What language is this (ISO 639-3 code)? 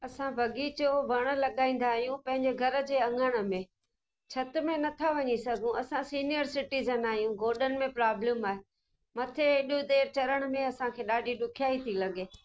snd